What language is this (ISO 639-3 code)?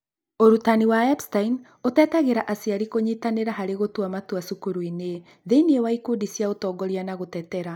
kik